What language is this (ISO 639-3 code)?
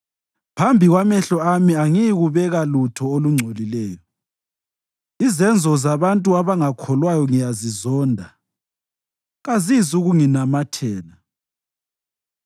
nde